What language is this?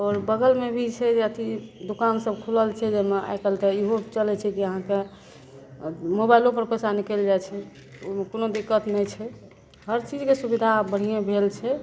Maithili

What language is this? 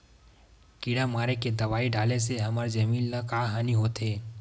Chhattisgarhi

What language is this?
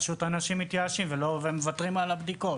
Hebrew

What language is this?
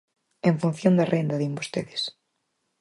Galician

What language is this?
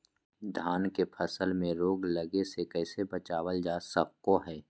Magahi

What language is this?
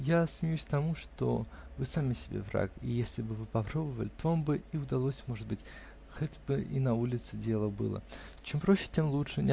Russian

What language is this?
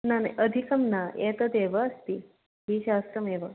Sanskrit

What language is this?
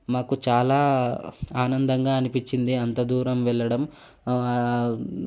Telugu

